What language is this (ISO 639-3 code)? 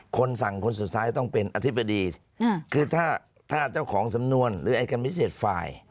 tha